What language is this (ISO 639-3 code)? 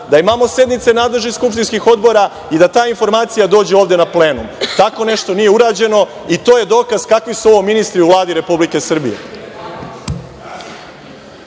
srp